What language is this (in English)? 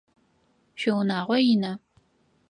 Adyghe